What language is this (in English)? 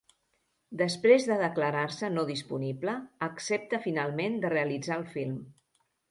Catalan